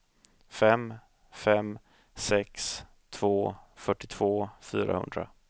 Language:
Swedish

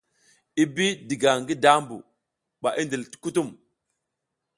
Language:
South Giziga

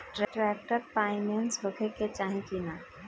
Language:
Bhojpuri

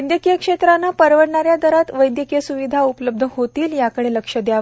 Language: Marathi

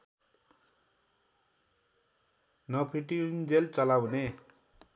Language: Nepali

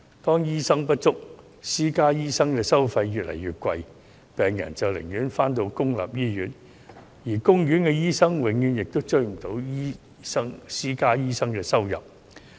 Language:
Cantonese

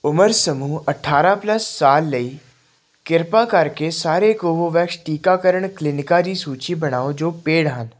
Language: Punjabi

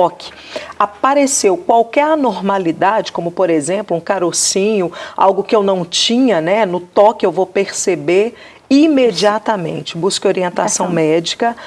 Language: Portuguese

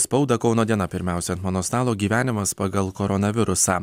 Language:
Lithuanian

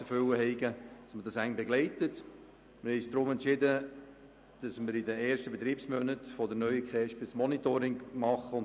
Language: Swiss German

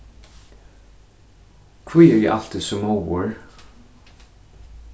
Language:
Faroese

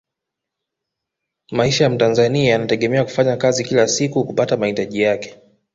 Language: Swahili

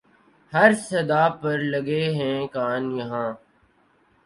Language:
Urdu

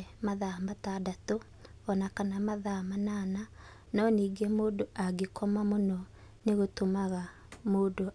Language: Kikuyu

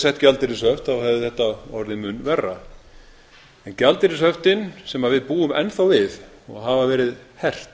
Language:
Icelandic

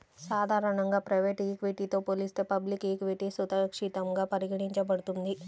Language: Telugu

